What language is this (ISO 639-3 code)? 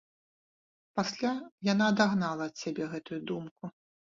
bel